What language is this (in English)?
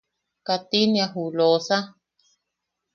Yaqui